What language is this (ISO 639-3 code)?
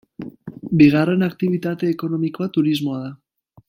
eus